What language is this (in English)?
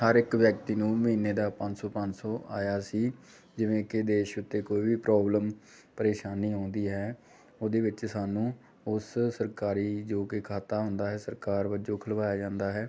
Punjabi